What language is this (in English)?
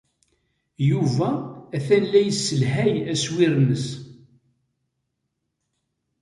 Kabyle